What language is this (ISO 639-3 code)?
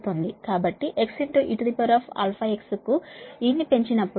tel